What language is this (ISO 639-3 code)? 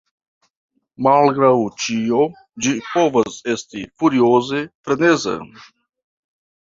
epo